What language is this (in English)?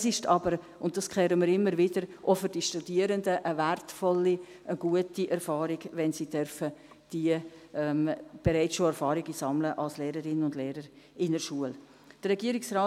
Swiss German